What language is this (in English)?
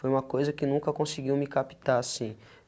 Portuguese